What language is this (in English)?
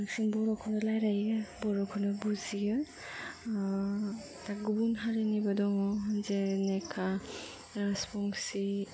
Bodo